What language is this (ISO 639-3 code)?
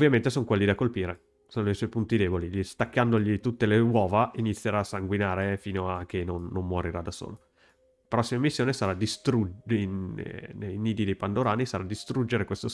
ita